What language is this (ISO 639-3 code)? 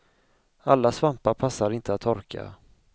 swe